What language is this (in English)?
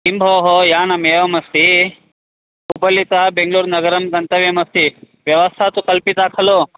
Sanskrit